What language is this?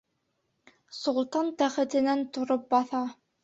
Bashkir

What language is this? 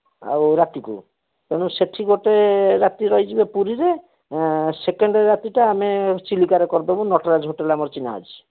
Odia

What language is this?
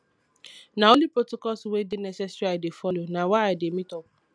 Nigerian Pidgin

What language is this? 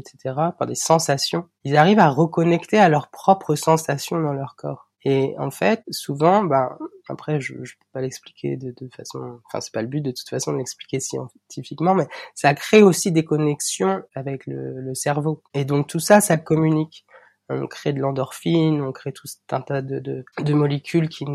French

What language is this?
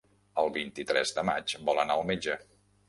Catalan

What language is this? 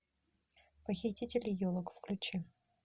Russian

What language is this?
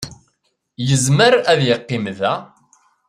Kabyle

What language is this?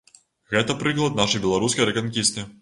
Belarusian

